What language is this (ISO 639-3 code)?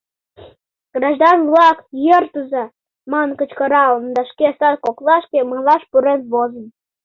chm